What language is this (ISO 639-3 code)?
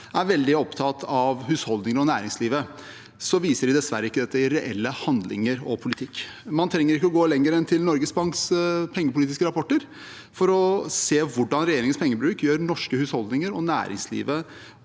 nor